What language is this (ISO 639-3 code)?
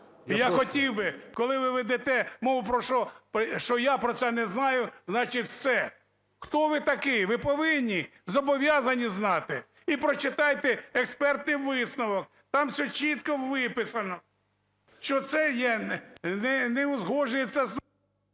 ukr